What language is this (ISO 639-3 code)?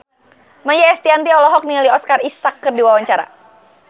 sun